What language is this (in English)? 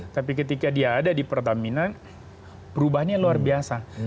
Indonesian